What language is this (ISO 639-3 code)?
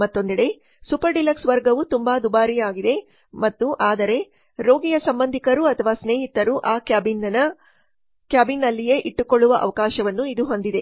kan